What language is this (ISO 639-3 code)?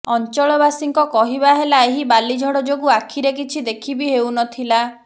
ori